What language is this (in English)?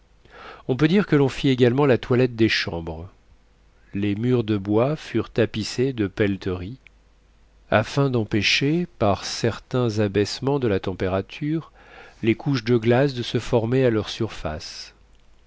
French